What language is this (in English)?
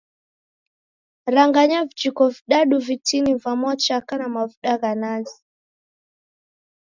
Taita